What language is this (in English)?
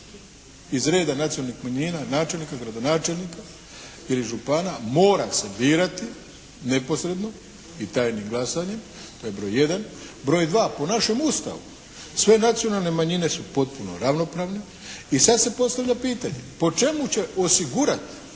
Croatian